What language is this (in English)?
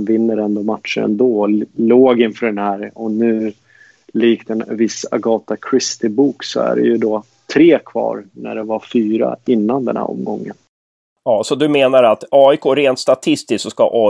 Swedish